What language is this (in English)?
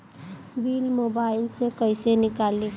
Bhojpuri